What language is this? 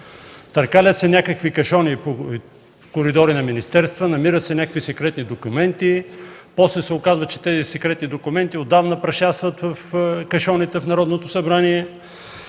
Bulgarian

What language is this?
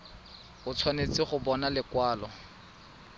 Tswana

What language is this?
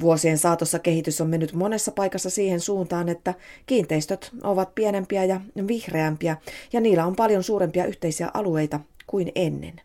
Finnish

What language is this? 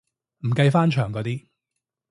Cantonese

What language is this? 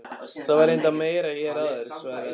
Icelandic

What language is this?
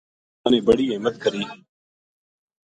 Gujari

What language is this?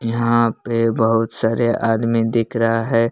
Hindi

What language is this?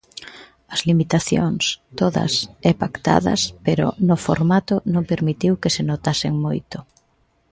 Galician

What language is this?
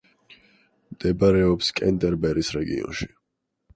Georgian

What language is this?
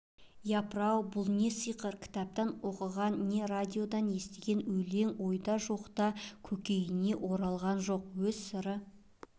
Kazakh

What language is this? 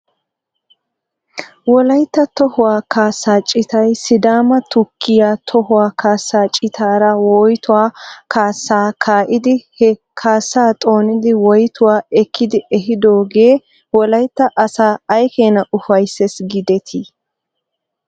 Wolaytta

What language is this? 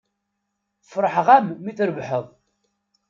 Kabyle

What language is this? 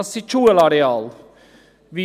Swiss German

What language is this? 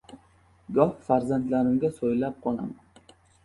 Uzbek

